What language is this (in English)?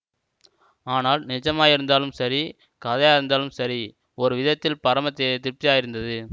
Tamil